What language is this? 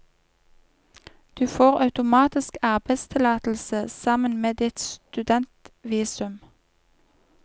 Norwegian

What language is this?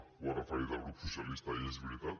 Catalan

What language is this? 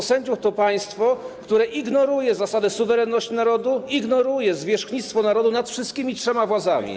Polish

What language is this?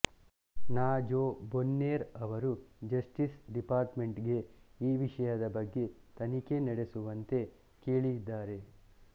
Kannada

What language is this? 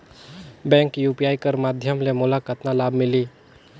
Chhattisgarhi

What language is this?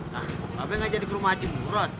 Indonesian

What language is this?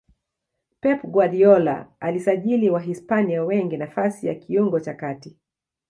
Swahili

